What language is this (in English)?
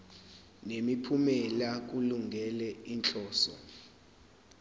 Zulu